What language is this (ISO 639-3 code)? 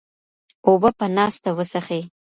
pus